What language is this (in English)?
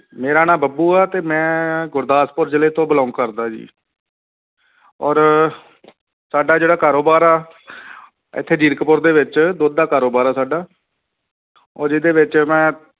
Punjabi